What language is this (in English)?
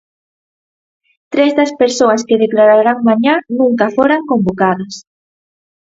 Galician